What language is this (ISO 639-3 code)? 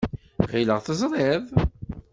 kab